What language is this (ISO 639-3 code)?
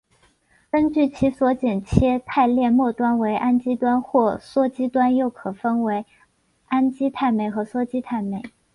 zho